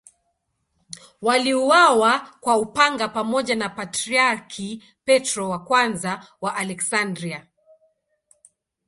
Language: Swahili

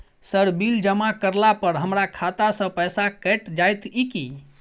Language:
Maithili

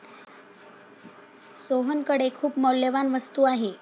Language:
Marathi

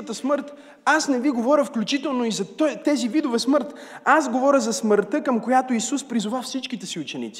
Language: Bulgarian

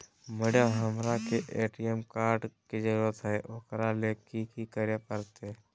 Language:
Magahi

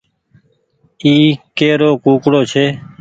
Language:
Goaria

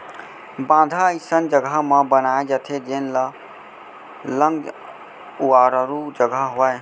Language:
Chhattisgarhi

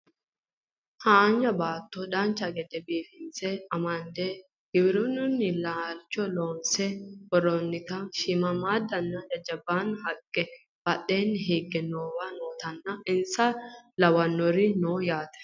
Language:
Sidamo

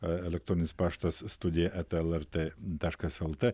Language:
Lithuanian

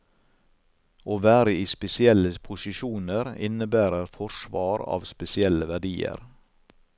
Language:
Norwegian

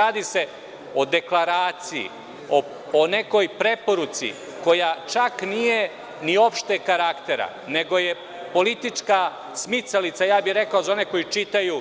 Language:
Serbian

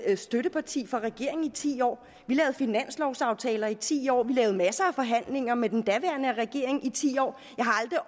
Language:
Danish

